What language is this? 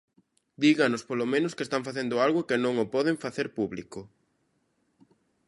Galician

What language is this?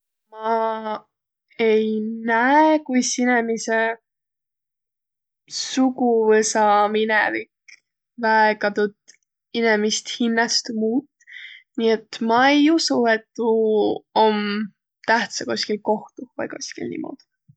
Võro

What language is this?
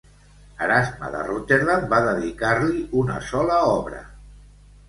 Catalan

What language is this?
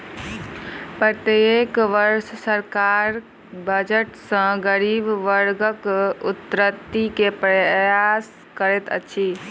Maithili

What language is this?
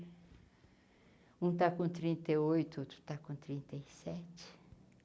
Portuguese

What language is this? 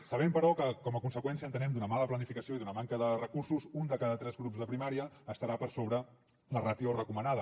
Catalan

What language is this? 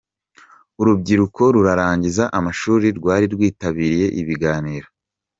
Kinyarwanda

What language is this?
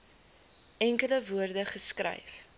Afrikaans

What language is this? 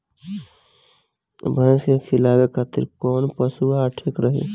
Bhojpuri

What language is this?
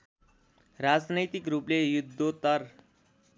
Nepali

